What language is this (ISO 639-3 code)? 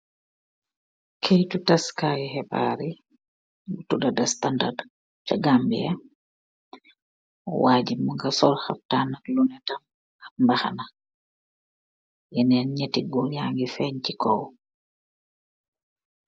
wol